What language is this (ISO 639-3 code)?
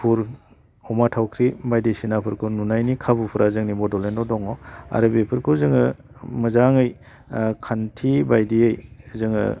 brx